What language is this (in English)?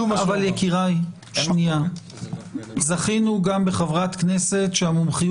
Hebrew